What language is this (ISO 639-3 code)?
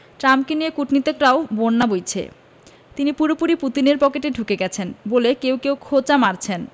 ben